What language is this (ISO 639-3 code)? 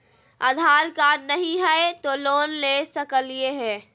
mag